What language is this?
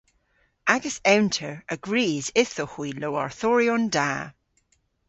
Cornish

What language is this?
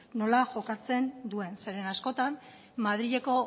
Basque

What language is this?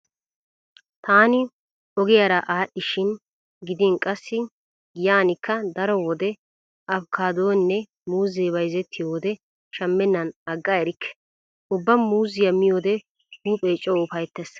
Wolaytta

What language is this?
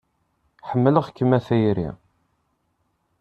Kabyle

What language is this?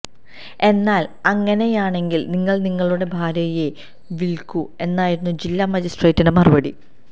Malayalam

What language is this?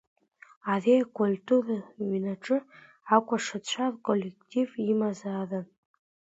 Abkhazian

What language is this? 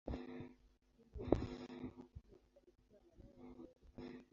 Swahili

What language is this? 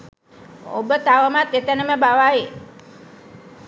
Sinhala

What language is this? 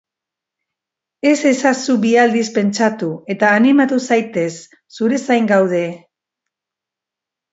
Basque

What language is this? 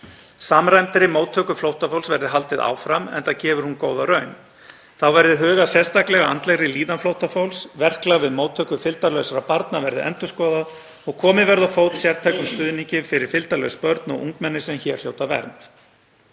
Icelandic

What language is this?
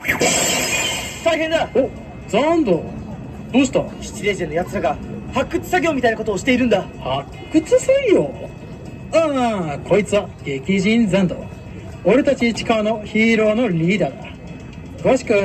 Japanese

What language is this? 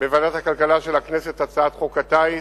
Hebrew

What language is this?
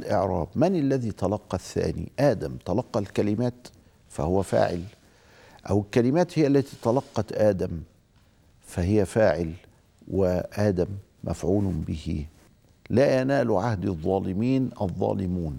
Arabic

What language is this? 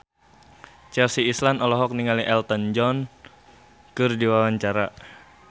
Sundanese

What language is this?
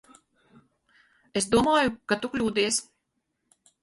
Latvian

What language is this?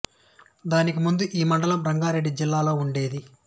Telugu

